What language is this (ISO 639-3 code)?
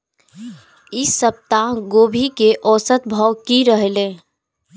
mai